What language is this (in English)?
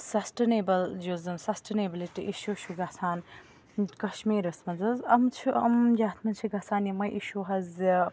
Kashmiri